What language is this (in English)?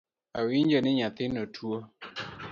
Luo (Kenya and Tanzania)